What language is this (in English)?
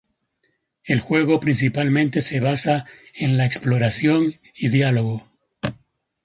Spanish